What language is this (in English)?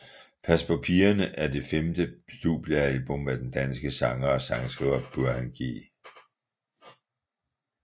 Danish